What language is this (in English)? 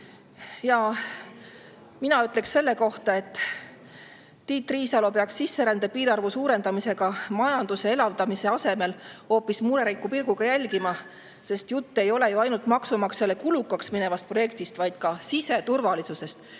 Estonian